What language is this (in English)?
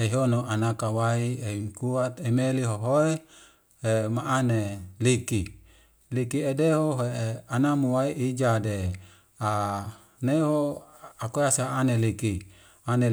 Wemale